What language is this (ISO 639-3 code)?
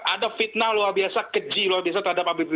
ind